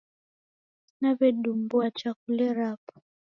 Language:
Taita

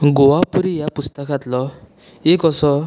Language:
Konkani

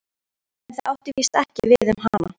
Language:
Icelandic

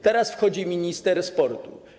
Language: Polish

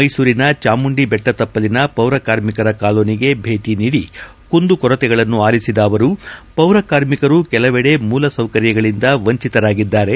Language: Kannada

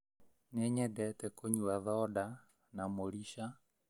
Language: Kikuyu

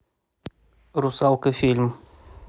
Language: Russian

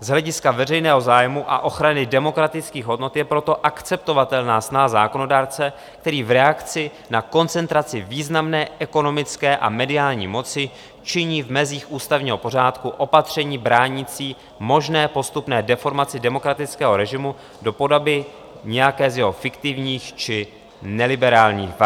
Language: Czech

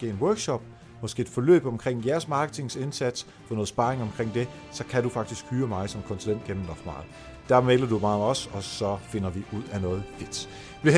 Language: Danish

